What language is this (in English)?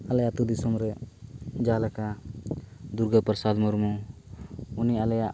Santali